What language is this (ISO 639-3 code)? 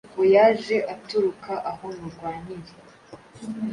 kin